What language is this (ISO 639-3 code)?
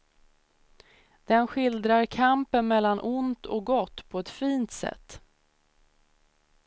swe